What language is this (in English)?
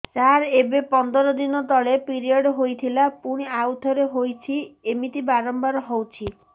Odia